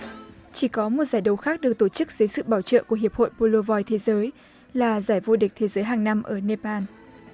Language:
Vietnamese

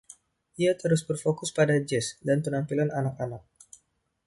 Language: Indonesian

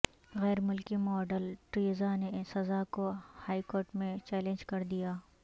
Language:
Urdu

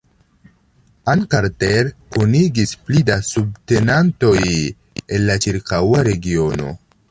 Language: Esperanto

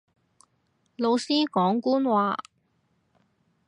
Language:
Cantonese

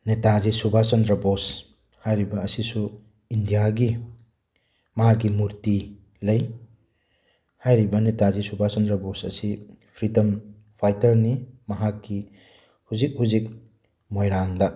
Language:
Manipuri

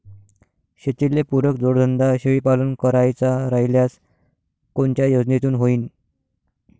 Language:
Marathi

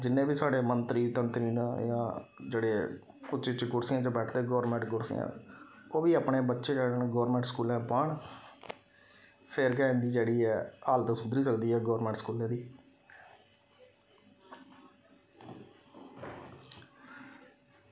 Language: Dogri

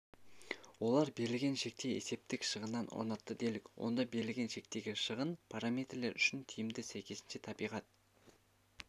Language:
Kazakh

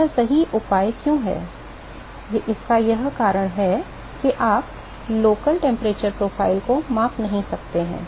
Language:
Hindi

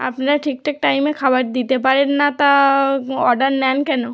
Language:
Bangla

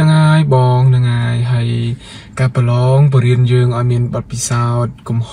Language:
Thai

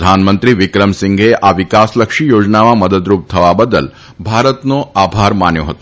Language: Gujarati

